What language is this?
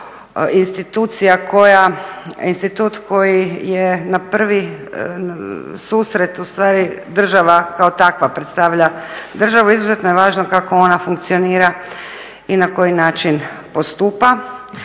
Croatian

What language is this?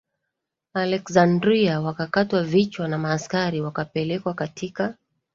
Swahili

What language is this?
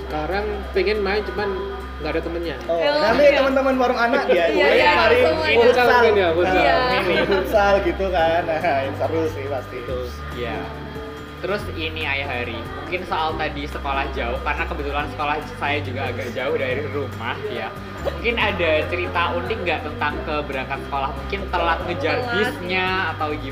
Indonesian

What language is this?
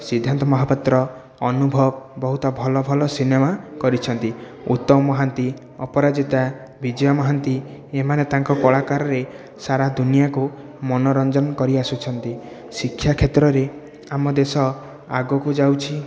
Odia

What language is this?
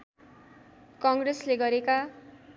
Nepali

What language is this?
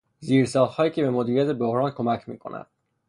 Persian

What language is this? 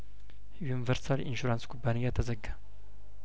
Amharic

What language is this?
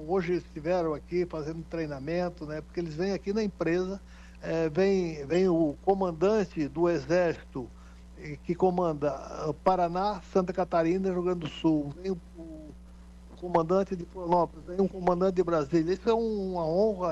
Portuguese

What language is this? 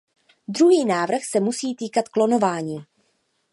Czech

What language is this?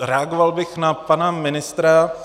Czech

